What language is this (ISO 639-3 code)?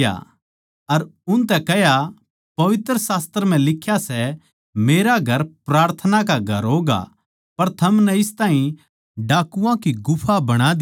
bgc